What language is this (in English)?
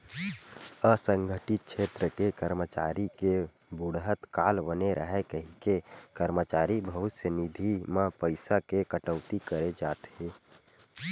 Chhattisgarhi